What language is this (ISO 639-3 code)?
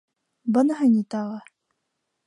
bak